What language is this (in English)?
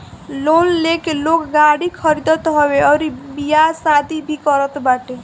Bhojpuri